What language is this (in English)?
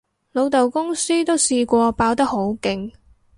Cantonese